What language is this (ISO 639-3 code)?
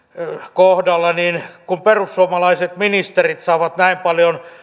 fin